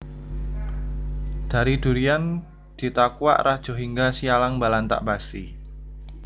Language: Javanese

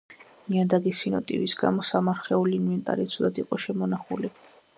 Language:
Georgian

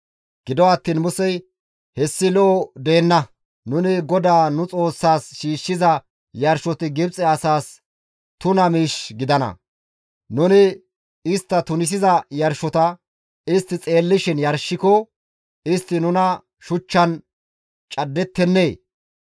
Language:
Gamo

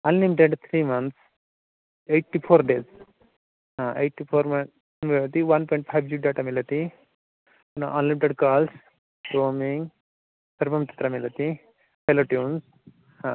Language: Sanskrit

